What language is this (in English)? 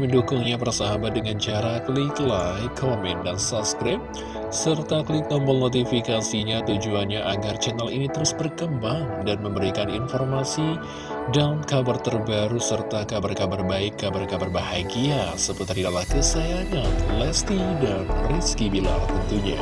Indonesian